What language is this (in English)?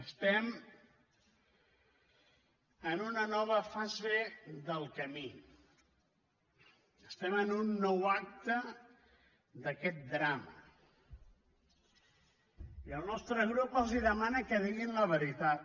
Catalan